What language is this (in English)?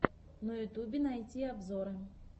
Russian